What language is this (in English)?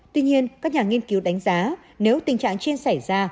Vietnamese